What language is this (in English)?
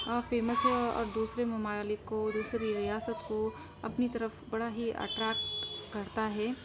Urdu